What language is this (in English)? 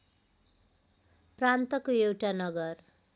Nepali